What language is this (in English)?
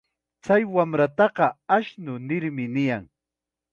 Chiquián Ancash Quechua